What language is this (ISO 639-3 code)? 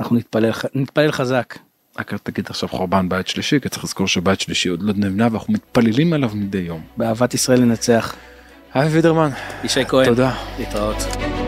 heb